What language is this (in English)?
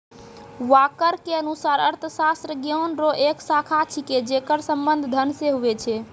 Maithili